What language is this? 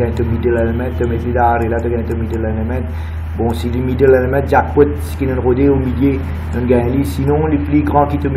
French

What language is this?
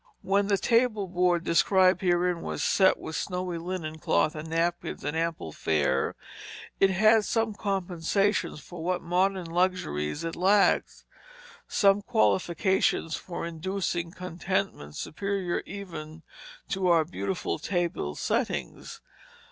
English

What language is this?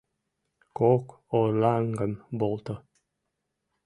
Mari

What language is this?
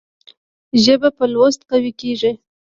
Pashto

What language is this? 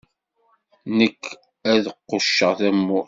Kabyle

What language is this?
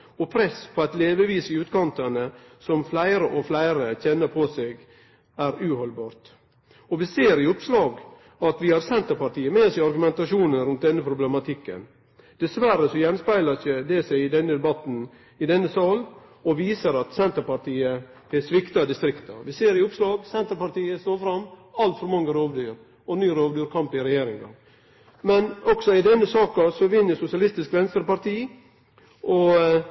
Norwegian Nynorsk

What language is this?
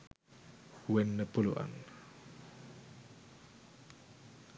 Sinhala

